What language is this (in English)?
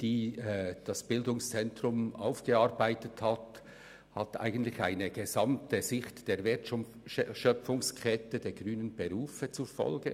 Swiss German